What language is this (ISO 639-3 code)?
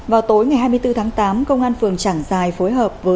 vie